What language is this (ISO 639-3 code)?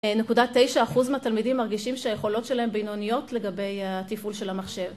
heb